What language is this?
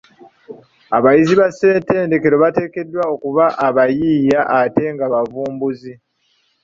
Ganda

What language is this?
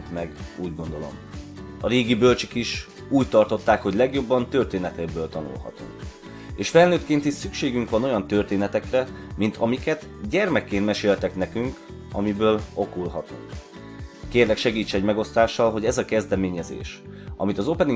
Hungarian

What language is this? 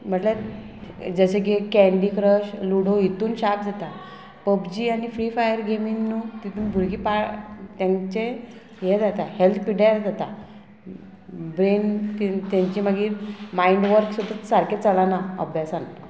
Konkani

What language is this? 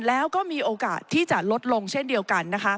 Thai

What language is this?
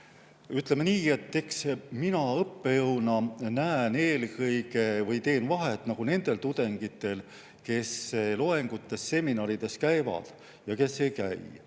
Estonian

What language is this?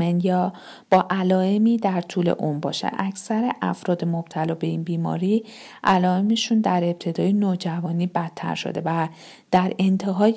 Persian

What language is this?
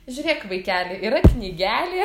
Lithuanian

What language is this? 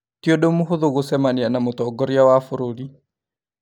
Kikuyu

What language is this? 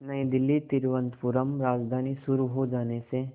Hindi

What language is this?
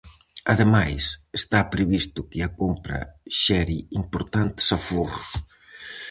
Galician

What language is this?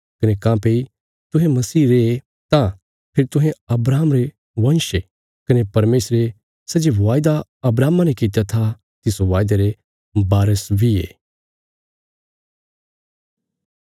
Bilaspuri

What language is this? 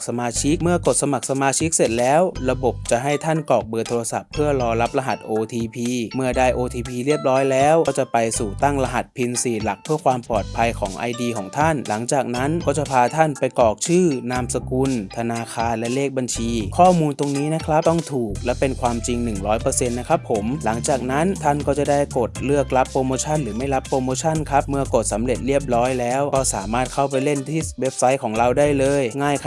Thai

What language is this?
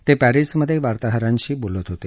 Marathi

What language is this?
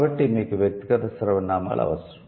Telugu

